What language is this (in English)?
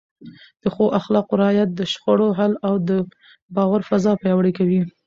Pashto